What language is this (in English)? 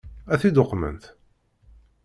Kabyle